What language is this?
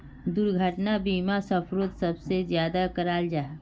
Magahi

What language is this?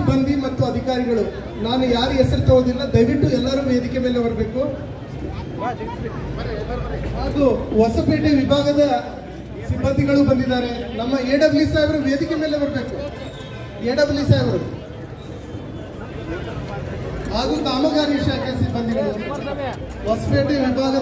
Arabic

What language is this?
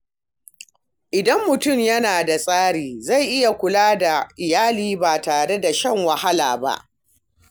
Hausa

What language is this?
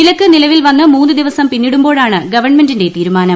Malayalam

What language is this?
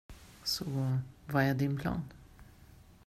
Swedish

